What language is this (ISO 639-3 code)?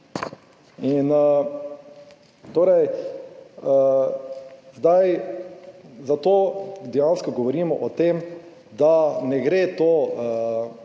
slv